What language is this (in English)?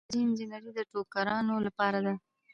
Pashto